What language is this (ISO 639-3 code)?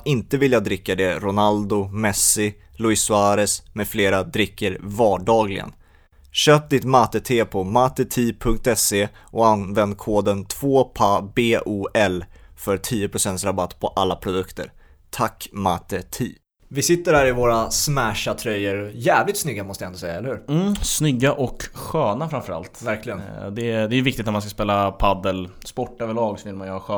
swe